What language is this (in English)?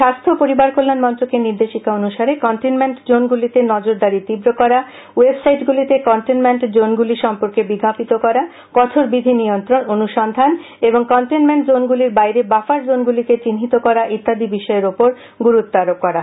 Bangla